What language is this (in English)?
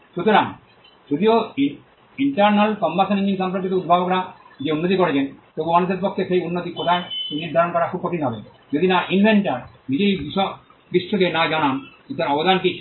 Bangla